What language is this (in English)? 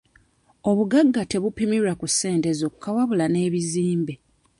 Ganda